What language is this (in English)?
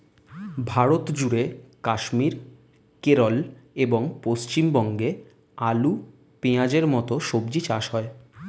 Bangla